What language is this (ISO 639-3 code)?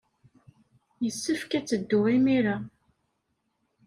kab